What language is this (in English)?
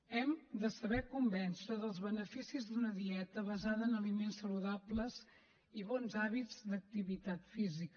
Catalan